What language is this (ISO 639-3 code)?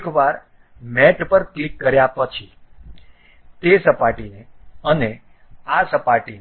guj